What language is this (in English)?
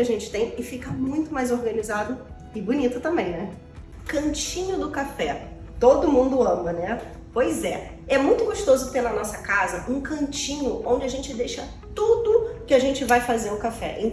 Portuguese